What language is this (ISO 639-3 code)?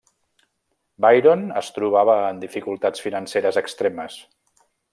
cat